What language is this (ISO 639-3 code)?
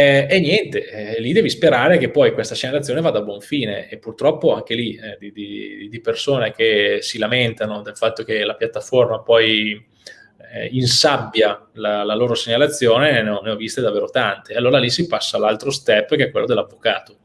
ita